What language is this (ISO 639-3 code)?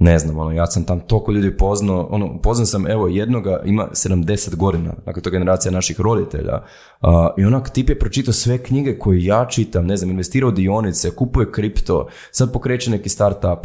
hrv